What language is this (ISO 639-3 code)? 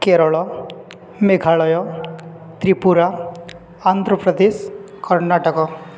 ori